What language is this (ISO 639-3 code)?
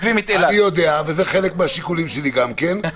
heb